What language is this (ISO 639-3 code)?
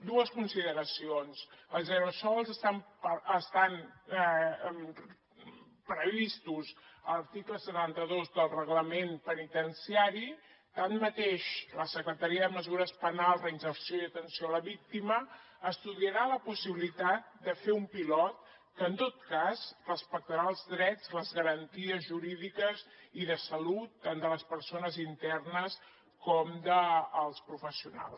cat